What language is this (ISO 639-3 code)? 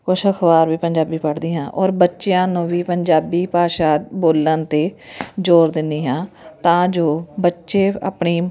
pan